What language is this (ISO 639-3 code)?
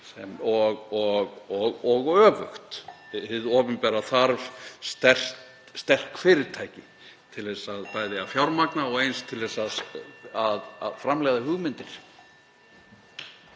isl